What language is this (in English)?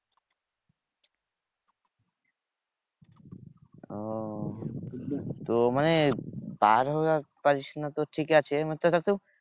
Bangla